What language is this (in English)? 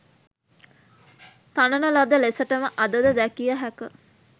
Sinhala